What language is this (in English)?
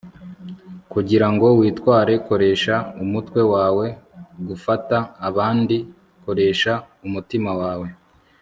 Kinyarwanda